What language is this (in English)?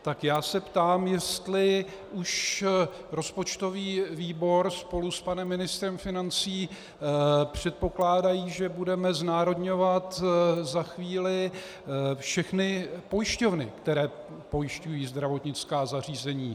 Czech